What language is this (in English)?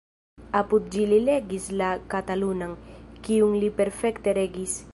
Esperanto